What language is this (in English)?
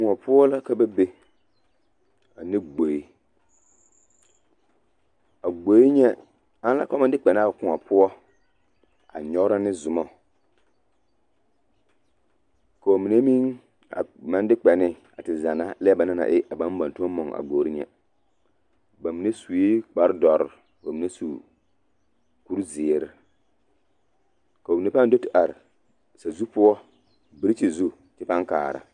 Southern Dagaare